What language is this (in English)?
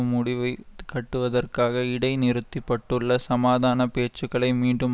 Tamil